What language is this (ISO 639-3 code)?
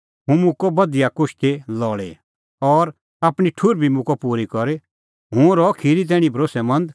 kfx